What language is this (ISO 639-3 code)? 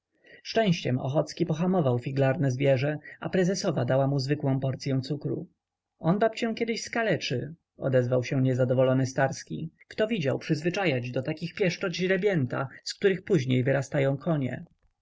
pol